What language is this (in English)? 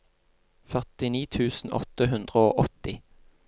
Norwegian